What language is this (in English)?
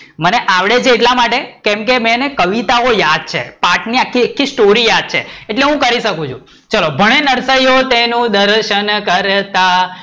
Gujarati